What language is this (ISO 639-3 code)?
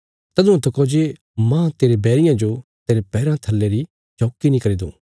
kfs